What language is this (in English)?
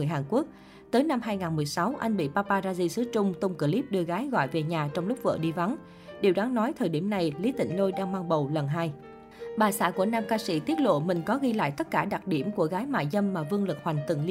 Vietnamese